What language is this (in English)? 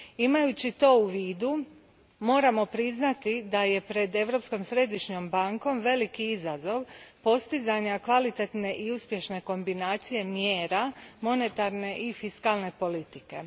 Croatian